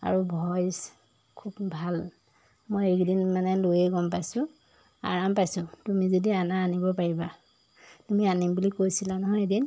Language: Assamese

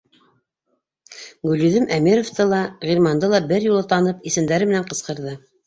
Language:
Bashkir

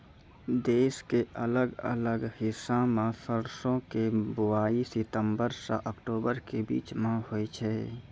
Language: Maithili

